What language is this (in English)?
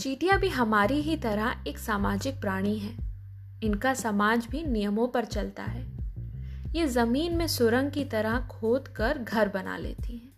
Hindi